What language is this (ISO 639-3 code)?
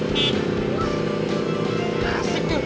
ind